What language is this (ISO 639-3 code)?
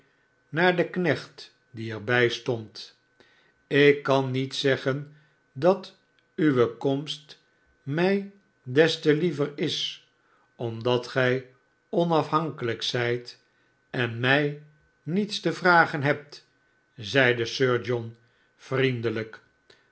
nld